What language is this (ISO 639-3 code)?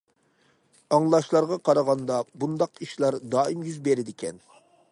uig